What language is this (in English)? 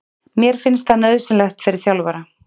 Icelandic